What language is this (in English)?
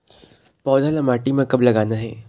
Chhattisgarhi